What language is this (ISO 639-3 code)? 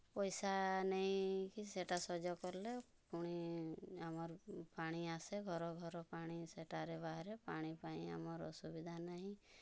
ori